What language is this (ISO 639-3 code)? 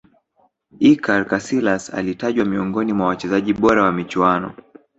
swa